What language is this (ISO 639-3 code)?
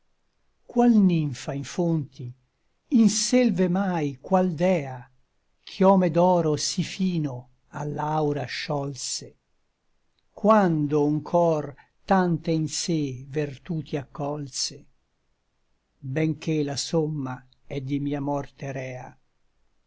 ita